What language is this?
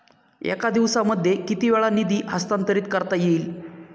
Marathi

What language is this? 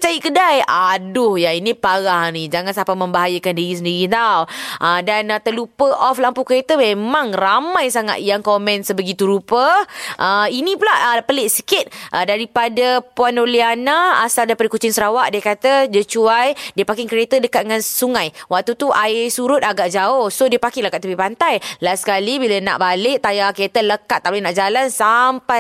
Malay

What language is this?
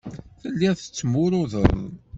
Kabyle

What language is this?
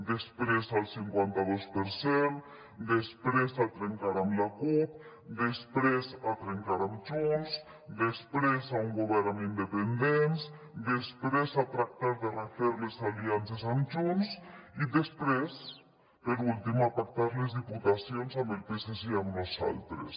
Catalan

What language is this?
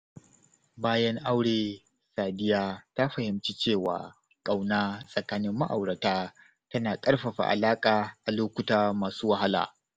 Hausa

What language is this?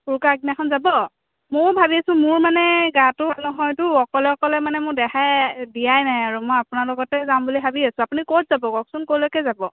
Assamese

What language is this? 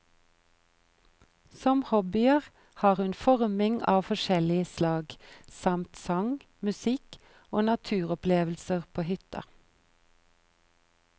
Norwegian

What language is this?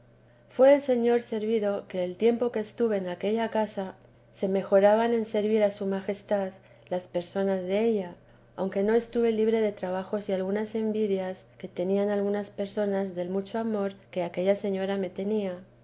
Spanish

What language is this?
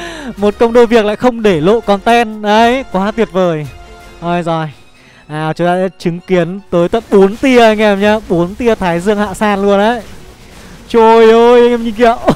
Vietnamese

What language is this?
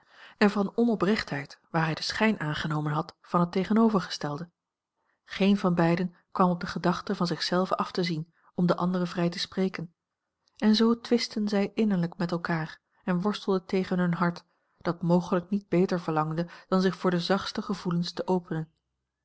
Dutch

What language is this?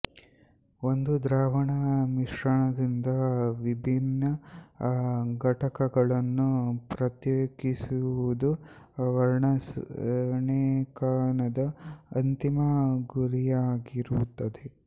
Kannada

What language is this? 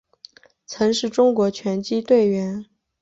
Chinese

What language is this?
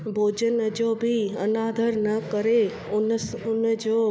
Sindhi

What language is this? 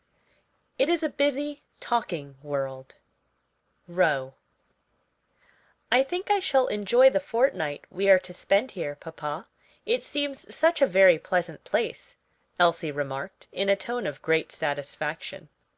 English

